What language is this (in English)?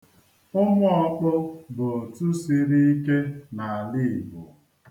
Igbo